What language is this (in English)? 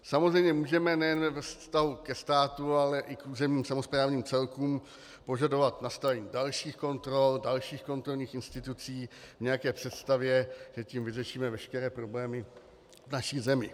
Czech